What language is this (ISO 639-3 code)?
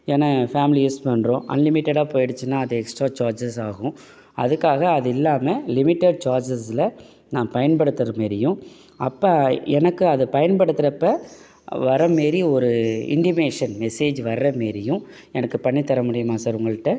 tam